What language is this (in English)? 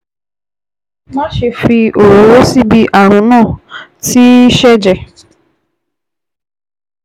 Yoruba